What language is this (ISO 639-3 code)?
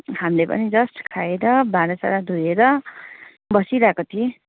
nep